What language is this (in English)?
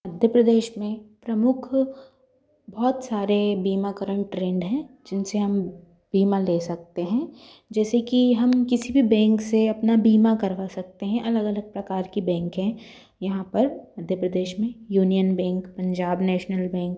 Hindi